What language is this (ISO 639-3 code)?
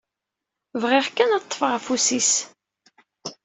kab